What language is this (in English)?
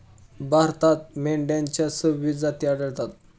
Marathi